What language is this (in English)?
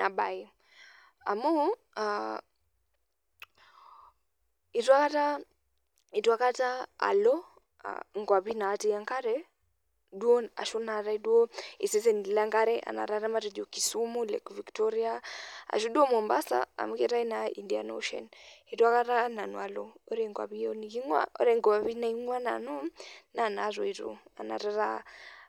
Masai